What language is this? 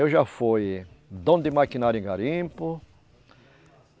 Portuguese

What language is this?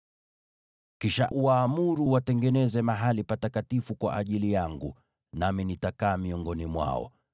Swahili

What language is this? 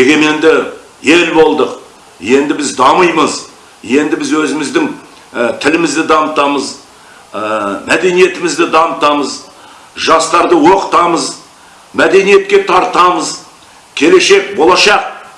Kazakh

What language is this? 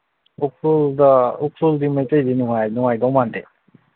Manipuri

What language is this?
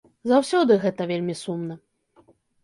Belarusian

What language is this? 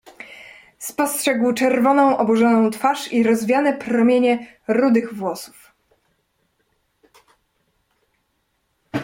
Polish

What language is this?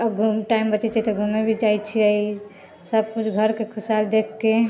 Maithili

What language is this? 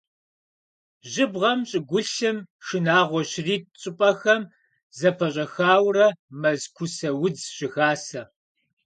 Kabardian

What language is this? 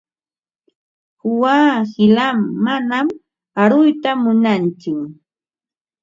Ambo-Pasco Quechua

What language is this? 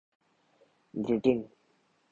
Urdu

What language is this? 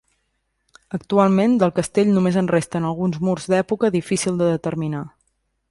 Catalan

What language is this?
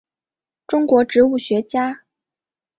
Chinese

